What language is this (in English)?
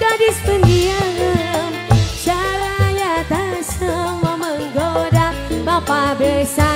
Indonesian